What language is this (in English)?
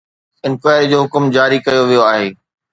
Sindhi